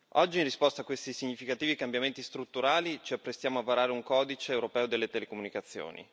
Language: Italian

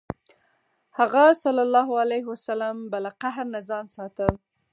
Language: Pashto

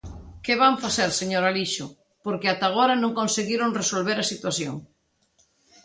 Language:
Galician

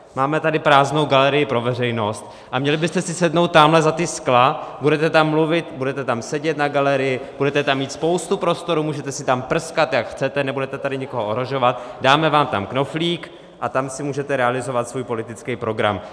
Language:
Czech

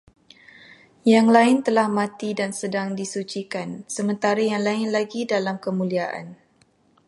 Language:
Malay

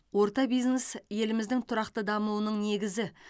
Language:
Kazakh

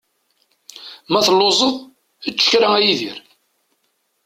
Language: Kabyle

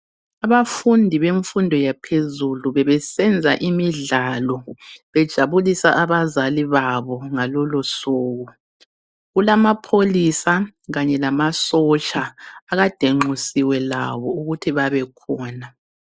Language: North Ndebele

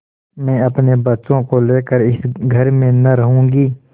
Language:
Hindi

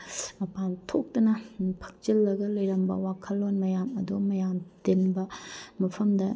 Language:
Manipuri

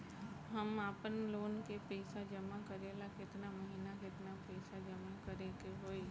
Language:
Bhojpuri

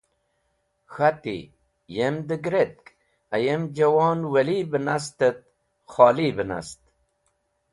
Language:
Wakhi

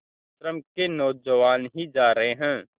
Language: Hindi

